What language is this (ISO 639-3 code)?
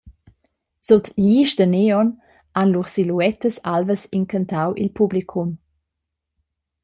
roh